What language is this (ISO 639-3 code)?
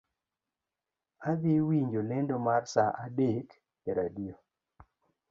luo